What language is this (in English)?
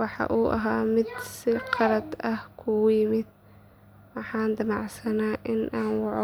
Somali